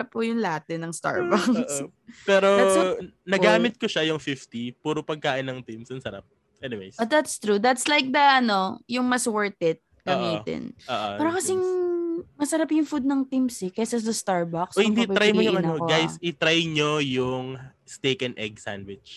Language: Filipino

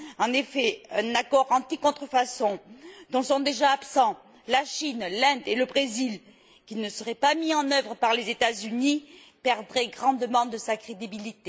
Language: French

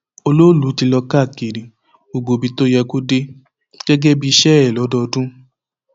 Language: Yoruba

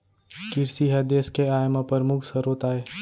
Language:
Chhattisgarhi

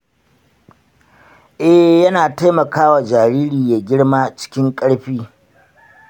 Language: Hausa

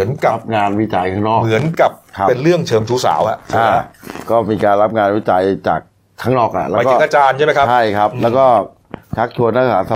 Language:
Thai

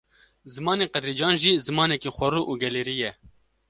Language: Kurdish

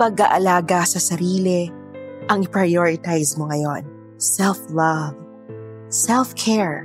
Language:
Filipino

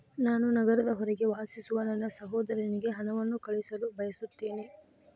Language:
Kannada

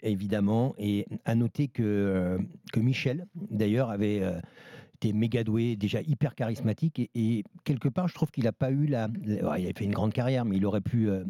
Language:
French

